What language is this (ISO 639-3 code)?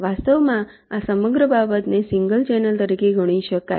guj